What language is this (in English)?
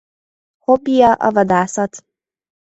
Hungarian